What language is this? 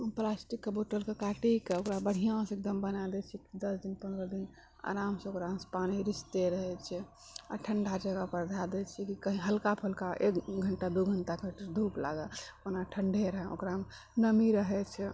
Maithili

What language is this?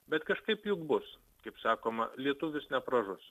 Lithuanian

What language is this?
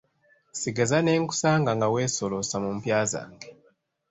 Ganda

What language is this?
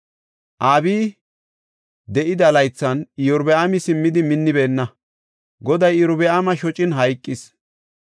Gofa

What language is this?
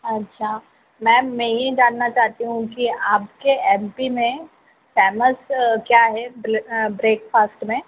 Hindi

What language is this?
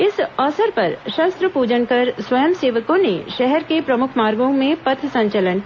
Hindi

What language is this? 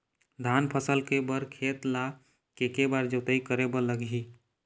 Chhattisgarhi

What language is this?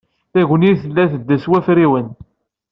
Kabyle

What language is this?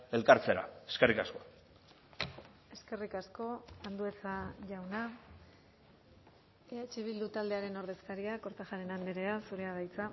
Basque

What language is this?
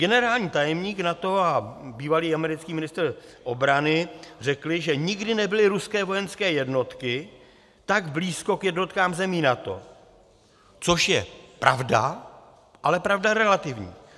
Czech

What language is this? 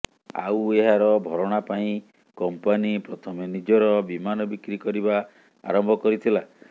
Odia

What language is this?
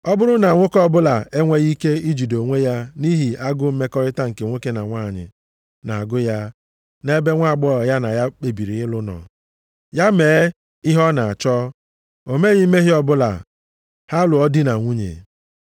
Igbo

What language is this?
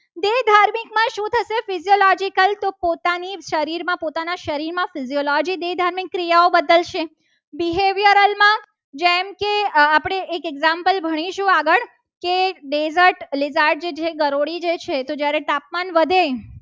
Gujarati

